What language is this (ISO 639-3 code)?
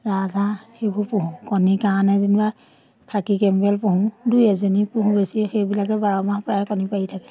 asm